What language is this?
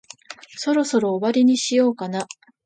Japanese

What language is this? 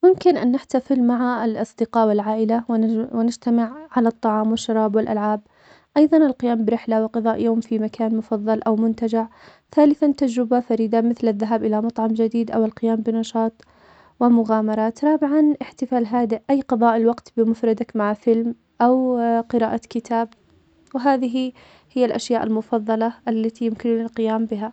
Omani Arabic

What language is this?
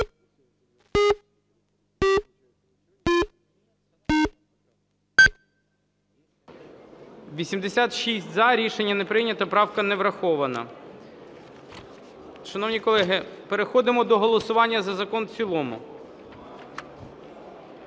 Ukrainian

